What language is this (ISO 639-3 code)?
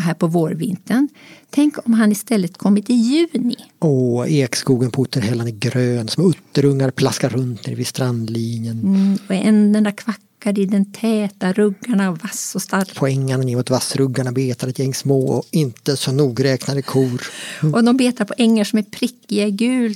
swe